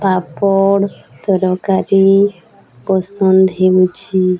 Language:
Odia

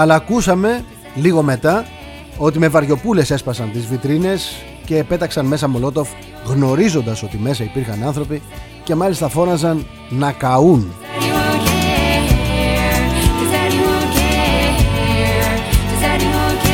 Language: Greek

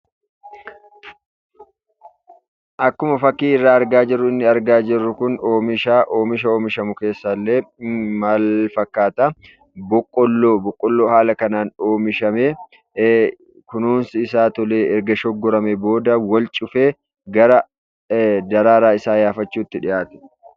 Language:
Oromo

